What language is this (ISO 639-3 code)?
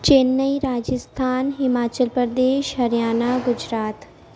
urd